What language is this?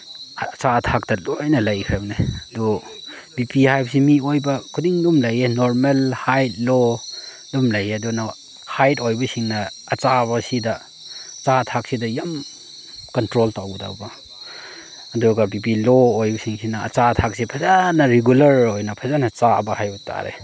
Manipuri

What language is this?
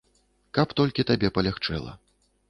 Belarusian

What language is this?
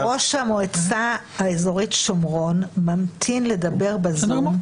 Hebrew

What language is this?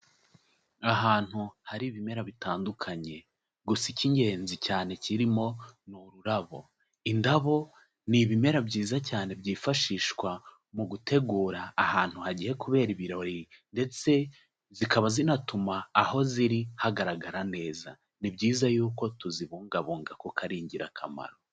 Kinyarwanda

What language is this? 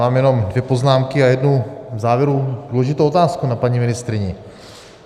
Czech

